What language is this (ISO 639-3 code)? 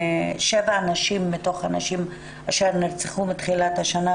heb